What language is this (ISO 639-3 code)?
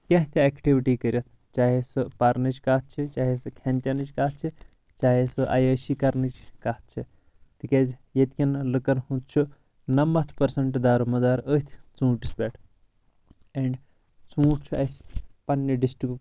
kas